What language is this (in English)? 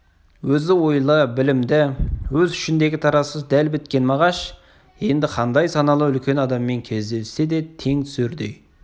Kazakh